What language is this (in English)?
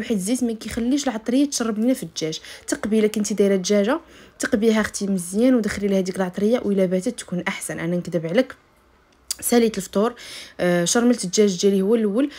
Arabic